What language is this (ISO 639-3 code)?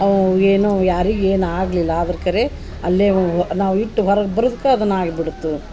kan